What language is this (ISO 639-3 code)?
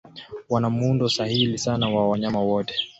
swa